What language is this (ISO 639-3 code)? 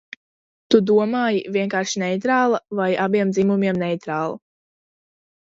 lav